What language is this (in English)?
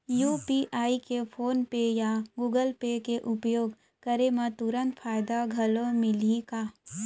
Chhattisgarhi